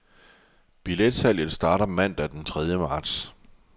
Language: Danish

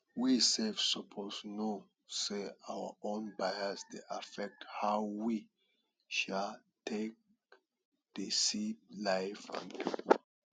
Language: Nigerian Pidgin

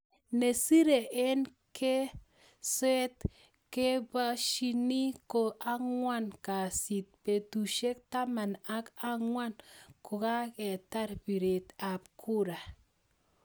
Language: Kalenjin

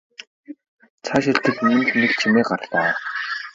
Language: Mongolian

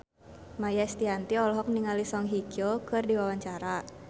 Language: Sundanese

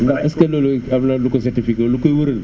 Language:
Wolof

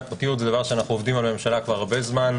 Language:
Hebrew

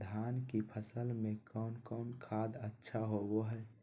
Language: Magahi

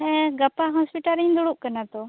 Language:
Santali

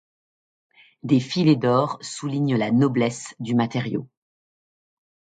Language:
French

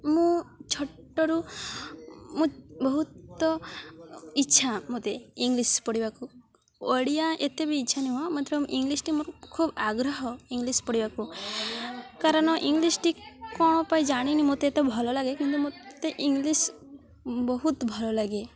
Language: Odia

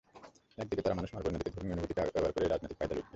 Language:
Bangla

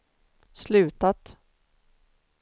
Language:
Swedish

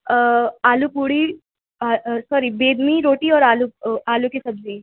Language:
Urdu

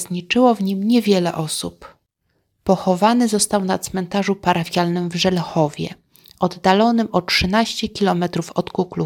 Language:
Polish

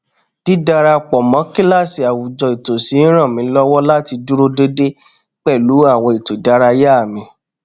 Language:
Yoruba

